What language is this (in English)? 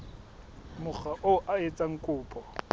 Southern Sotho